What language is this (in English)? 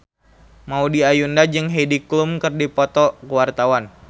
Sundanese